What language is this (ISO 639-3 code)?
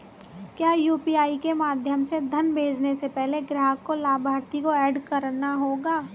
hin